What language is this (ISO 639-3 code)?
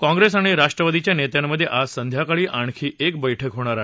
mar